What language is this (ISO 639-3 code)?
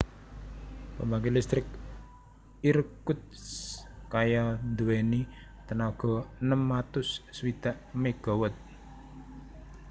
jav